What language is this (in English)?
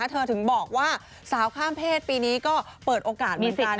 Thai